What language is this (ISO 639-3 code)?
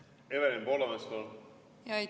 est